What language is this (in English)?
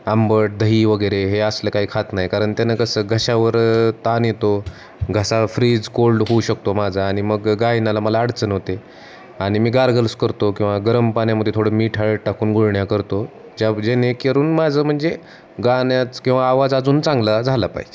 Marathi